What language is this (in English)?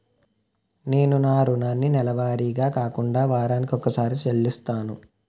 Telugu